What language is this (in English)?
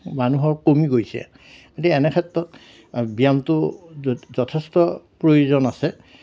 Assamese